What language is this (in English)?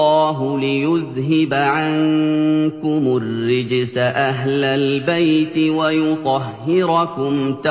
Arabic